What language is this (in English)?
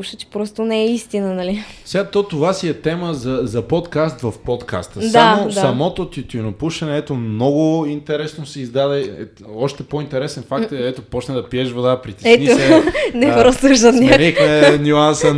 Bulgarian